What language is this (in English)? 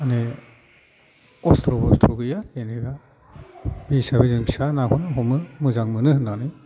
Bodo